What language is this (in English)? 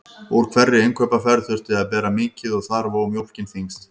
Icelandic